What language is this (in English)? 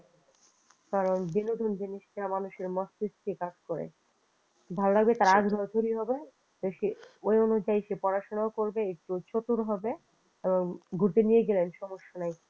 Bangla